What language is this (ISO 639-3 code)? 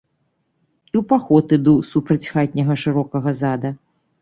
bel